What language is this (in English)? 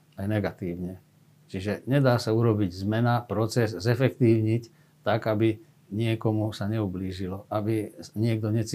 Slovak